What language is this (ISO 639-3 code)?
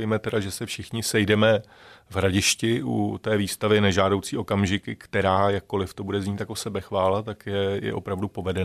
ces